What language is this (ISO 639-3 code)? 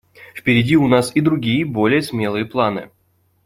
rus